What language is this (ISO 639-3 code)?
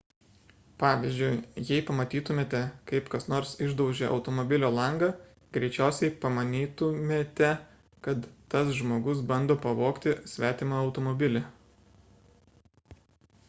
lit